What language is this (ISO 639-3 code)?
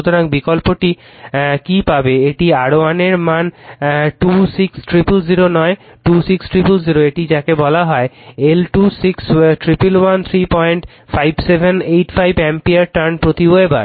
ben